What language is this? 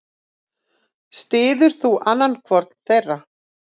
Icelandic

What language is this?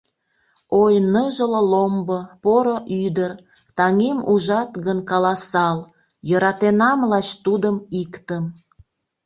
Mari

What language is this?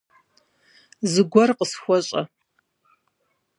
Kabardian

